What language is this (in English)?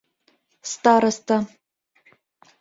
Mari